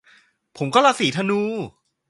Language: Thai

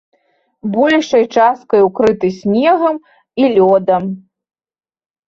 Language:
Belarusian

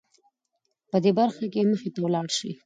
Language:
Pashto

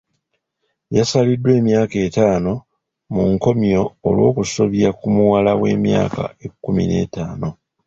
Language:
Ganda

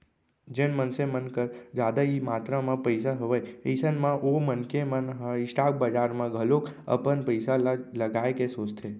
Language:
Chhattisgarhi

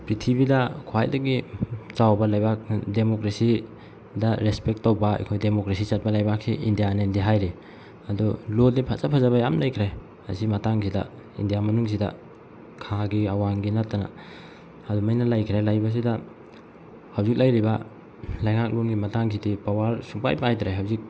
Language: Manipuri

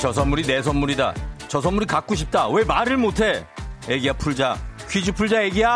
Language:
Korean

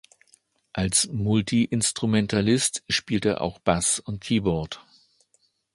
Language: German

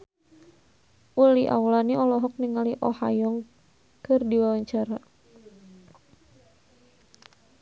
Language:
Sundanese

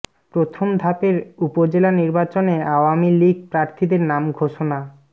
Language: Bangla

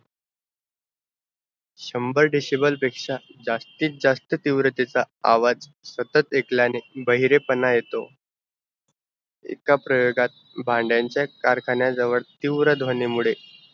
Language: Marathi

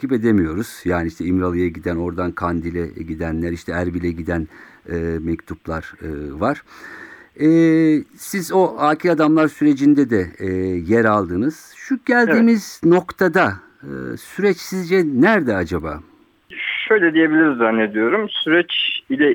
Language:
Turkish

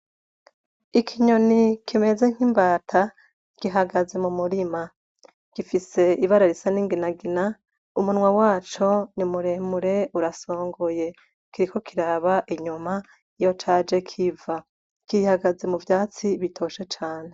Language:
Rundi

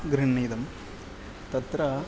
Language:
Sanskrit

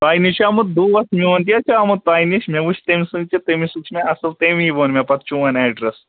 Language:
Kashmiri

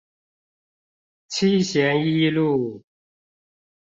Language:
Chinese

